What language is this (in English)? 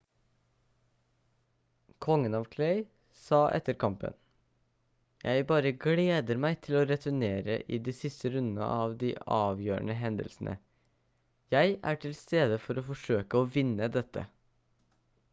Norwegian Bokmål